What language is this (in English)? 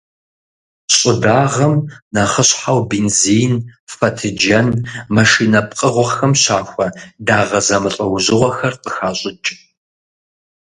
Kabardian